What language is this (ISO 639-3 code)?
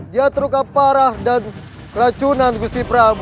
ind